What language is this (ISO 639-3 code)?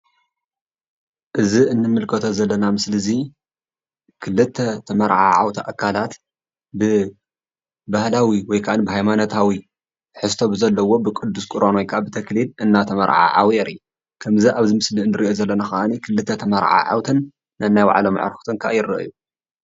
tir